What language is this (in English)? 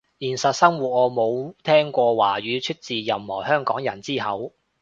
Cantonese